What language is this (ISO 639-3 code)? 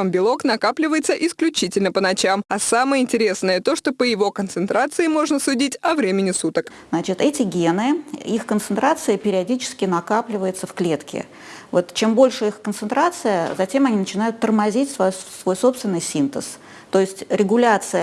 rus